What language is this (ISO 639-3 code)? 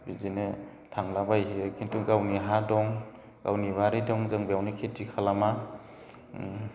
brx